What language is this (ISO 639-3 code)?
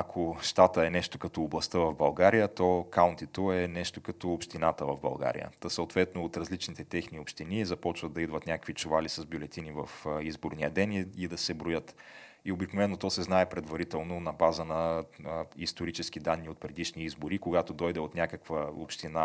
bul